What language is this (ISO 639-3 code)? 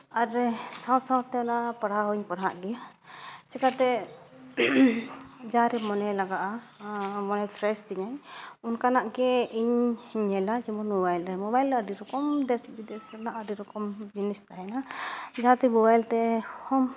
sat